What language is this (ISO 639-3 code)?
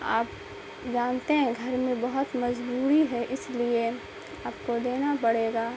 urd